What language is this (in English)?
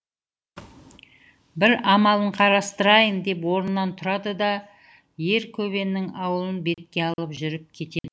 Kazakh